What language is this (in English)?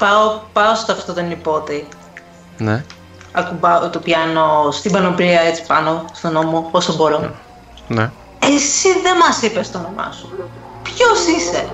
Greek